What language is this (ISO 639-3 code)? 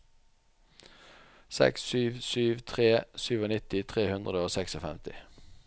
nor